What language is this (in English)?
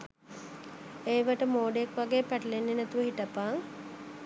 Sinhala